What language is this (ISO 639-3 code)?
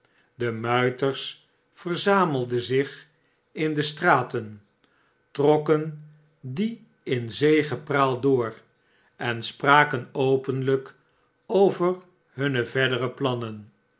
nld